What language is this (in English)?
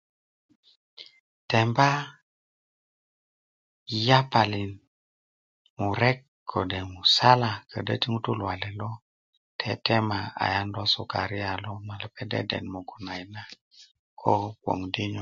Kuku